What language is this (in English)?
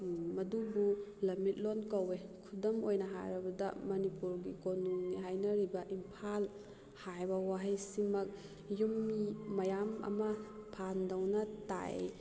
Manipuri